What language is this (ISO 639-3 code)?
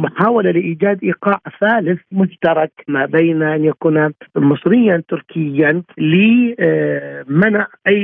ara